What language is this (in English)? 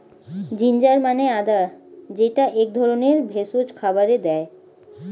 Bangla